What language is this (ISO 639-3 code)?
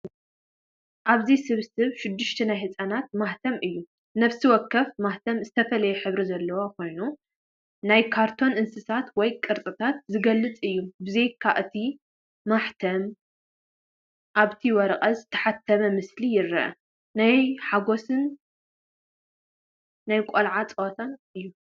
tir